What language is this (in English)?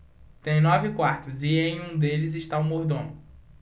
Portuguese